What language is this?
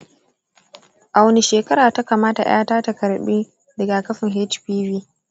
Hausa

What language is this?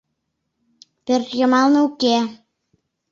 Mari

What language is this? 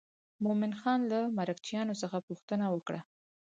Pashto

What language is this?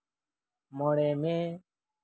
Santali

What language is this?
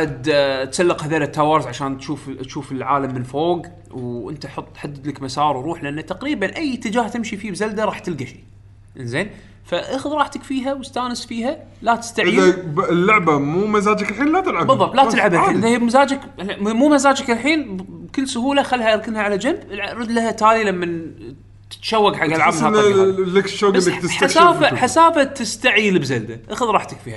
Arabic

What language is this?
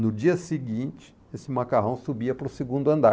Portuguese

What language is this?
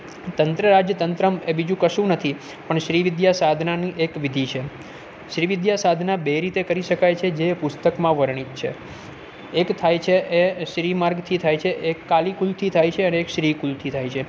Gujarati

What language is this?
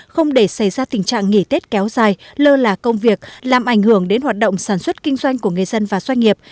Vietnamese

